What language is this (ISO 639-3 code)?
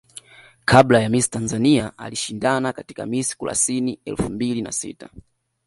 swa